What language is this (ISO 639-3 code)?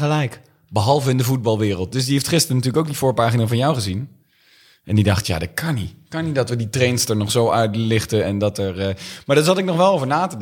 nld